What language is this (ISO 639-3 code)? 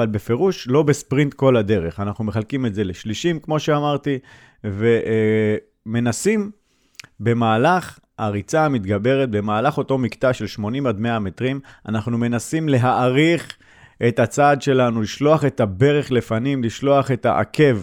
heb